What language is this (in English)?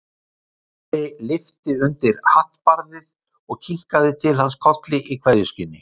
Icelandic